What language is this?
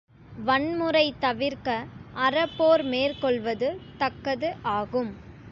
Tamil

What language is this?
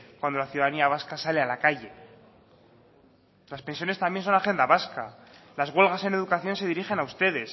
Spanish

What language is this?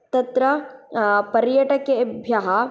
Sanskrit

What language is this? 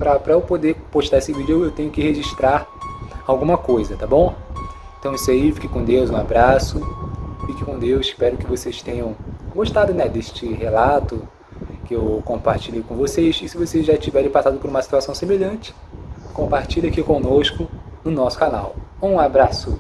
Portuguese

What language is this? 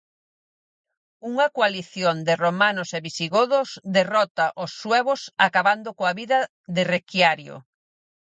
Galician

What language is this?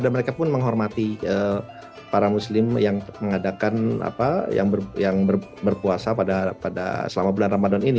Indonesian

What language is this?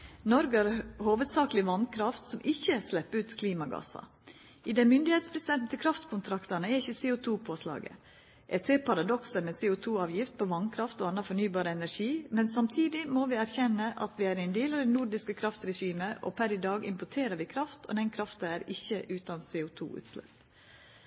Norwegian Nynorsk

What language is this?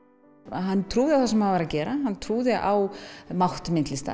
Icelandic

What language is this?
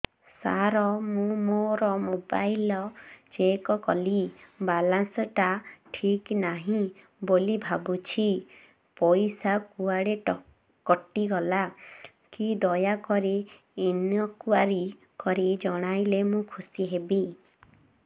Odia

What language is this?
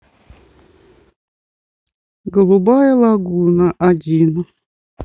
Russian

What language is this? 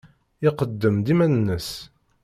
Kabyle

